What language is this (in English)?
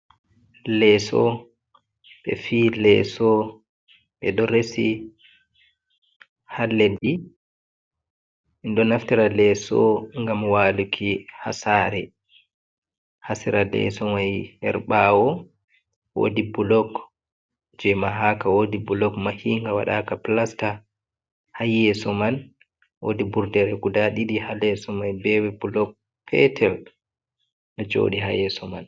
Fula